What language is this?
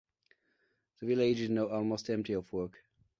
English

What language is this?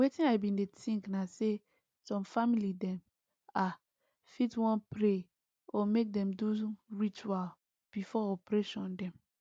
Nigerian Pidgin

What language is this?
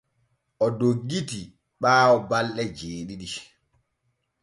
Borgu Fulfulde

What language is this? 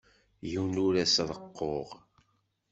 Kabyle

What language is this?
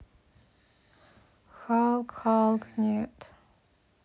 Russian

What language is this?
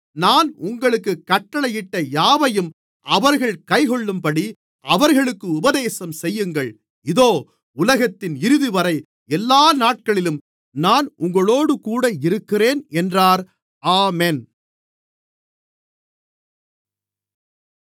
Tamil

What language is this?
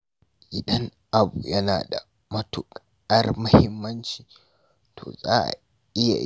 Hausa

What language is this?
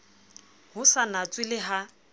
Southern Sotho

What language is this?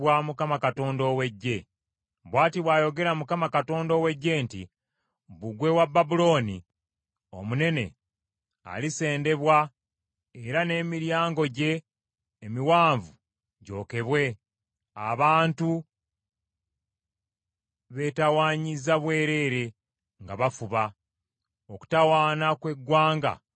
Ganda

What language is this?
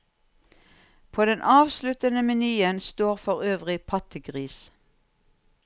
Norwegian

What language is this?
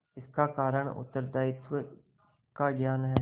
Hindi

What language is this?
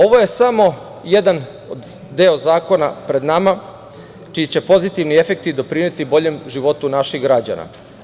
Serbian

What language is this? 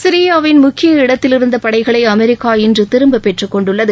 Tamil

